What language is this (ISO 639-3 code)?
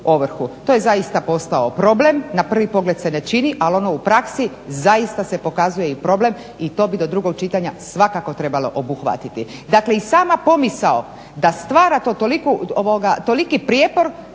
hrv